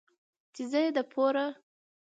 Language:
Pashto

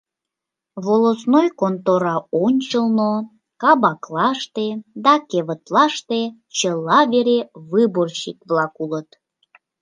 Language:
Mari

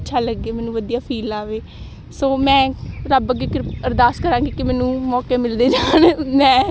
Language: Punjabi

